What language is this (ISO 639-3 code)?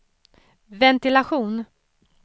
swe